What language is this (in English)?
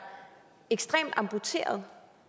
Danish